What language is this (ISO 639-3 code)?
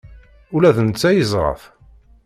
kab